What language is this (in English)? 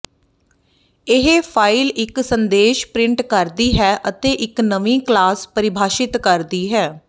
Punjabi